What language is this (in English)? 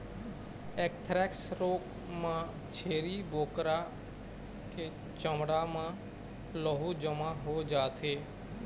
Chhattisgarhi